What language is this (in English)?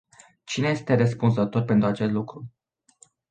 Romanian